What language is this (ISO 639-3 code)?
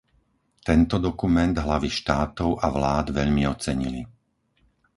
slk